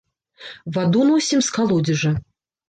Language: Belarusian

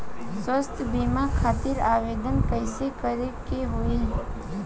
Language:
Bhojpuri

